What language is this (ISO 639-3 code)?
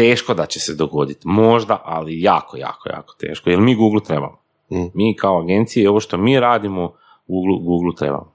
hrv